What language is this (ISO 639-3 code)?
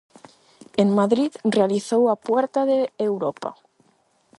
glg